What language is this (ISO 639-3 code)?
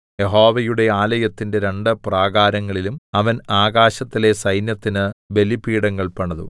mal